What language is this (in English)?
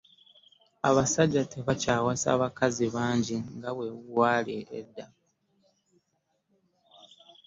Ganda